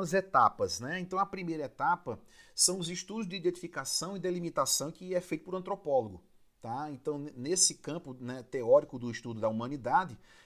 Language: Portuguese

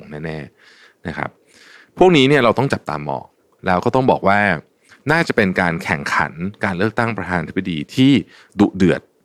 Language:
Thai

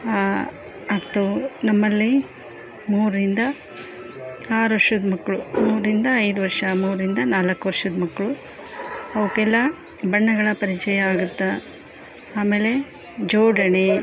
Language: Kannada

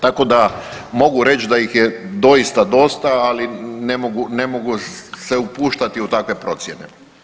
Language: Croatian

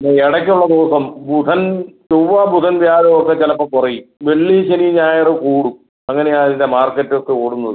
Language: Malayalam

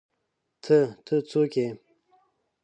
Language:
Pashto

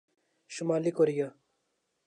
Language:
Urdu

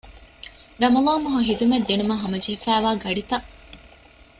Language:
Divehi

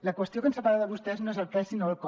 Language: Catalan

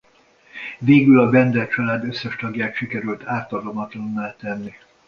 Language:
Hungarian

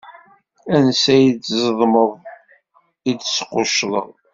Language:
Kabyle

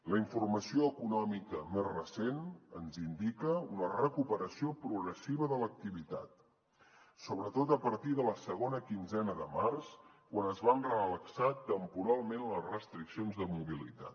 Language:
Catalan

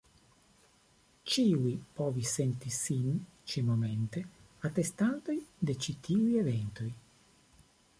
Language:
Esperanto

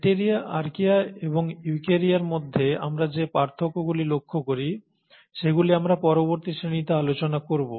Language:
Bangla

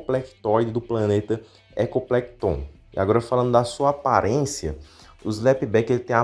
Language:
Portuguese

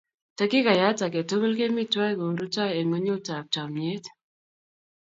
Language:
Kalenjin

